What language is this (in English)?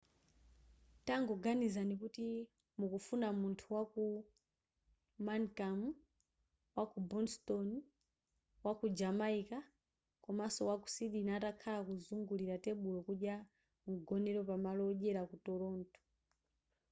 Nyanja